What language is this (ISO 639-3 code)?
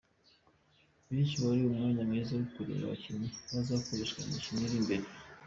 kin